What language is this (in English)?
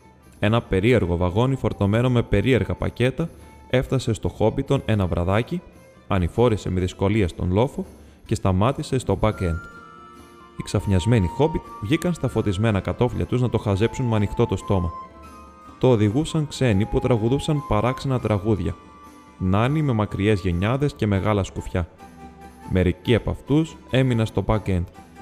Greek